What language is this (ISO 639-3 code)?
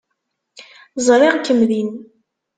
kab